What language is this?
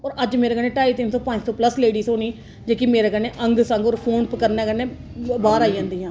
Dogri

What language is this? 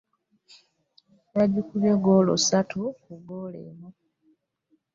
Ganda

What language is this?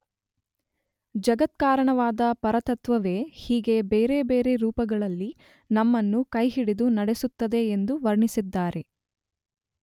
Kannada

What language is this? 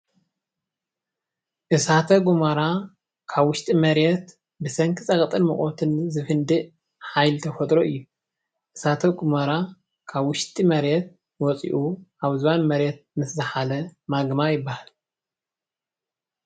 Tigrinya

